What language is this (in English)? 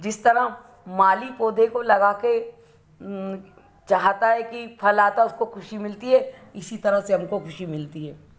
Hindi